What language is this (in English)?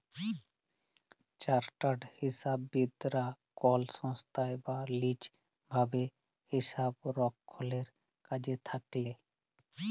Bangla